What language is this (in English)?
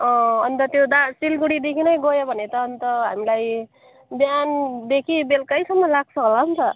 Nepali